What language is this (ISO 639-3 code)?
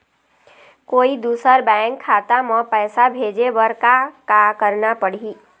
hne